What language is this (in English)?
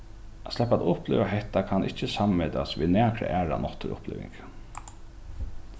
Faroese